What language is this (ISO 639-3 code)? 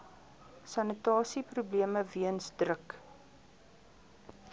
afr